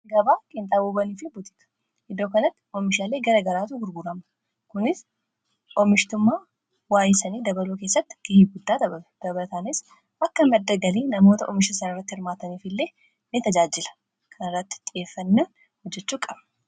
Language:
Oromo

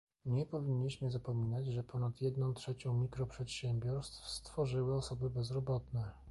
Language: Polish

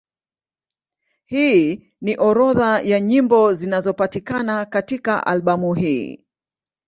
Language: Swahili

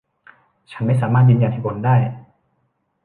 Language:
Thai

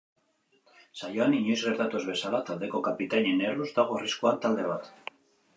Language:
Basque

